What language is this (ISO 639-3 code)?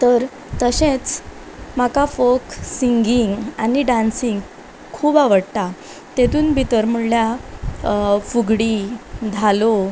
kok